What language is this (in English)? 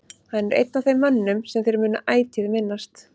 Icelandic